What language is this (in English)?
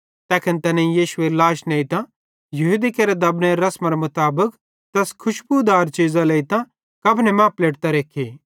Bhadrawahi